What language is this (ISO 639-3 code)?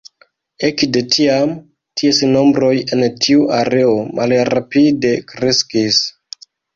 epo